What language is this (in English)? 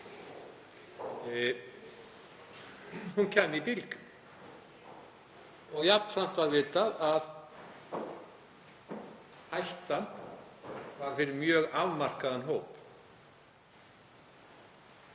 Icelandic